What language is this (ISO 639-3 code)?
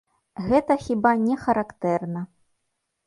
bel